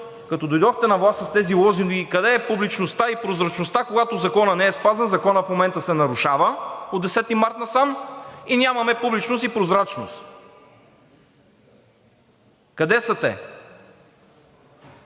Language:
Bulgarian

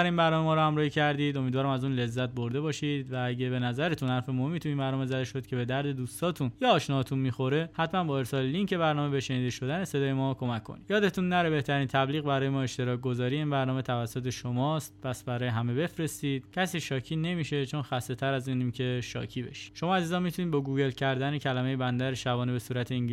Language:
Persian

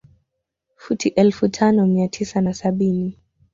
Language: Swahili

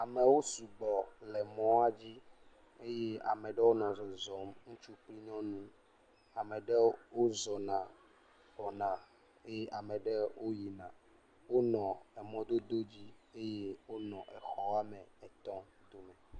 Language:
Ewe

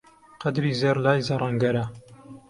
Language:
Central Kurdish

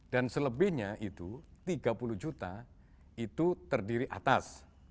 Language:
Indonesian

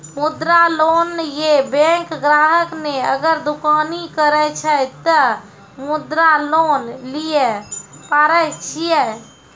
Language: Maithili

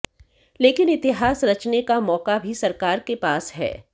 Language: Hindi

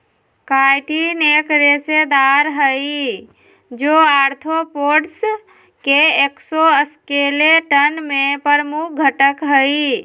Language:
Magahi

